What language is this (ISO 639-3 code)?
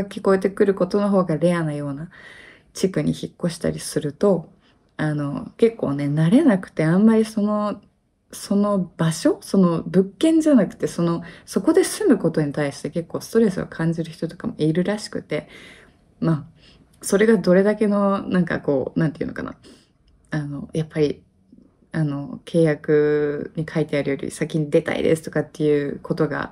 jpn